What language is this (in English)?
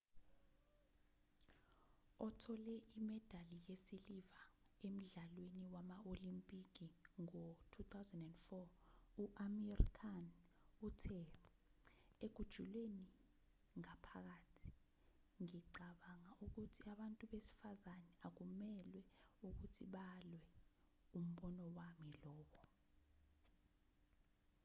Zulu